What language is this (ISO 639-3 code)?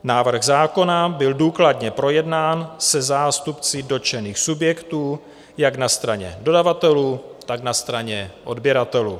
ces